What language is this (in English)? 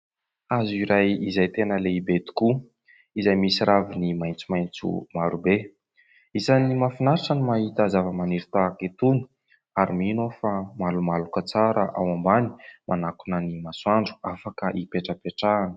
Malagasy